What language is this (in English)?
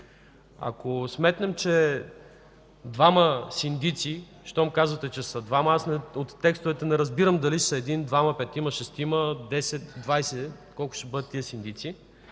Bulgarian